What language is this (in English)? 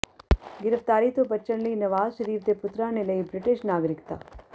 Punjabi